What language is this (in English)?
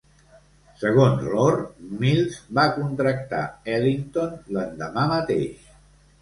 Catalan